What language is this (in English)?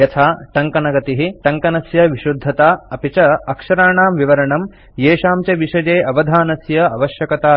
Sanskrit